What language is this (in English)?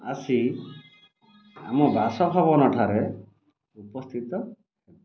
Odia